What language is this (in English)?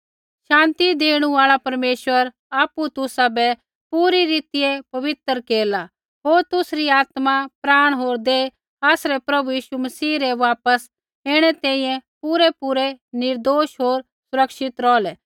Kullu Pahari